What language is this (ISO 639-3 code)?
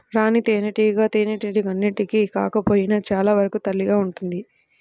tel